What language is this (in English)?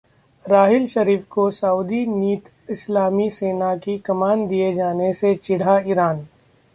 Hindi